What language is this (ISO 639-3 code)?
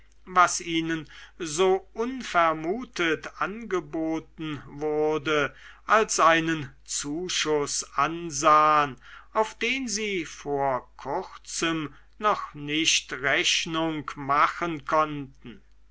deu